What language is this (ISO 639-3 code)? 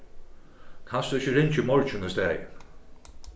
fao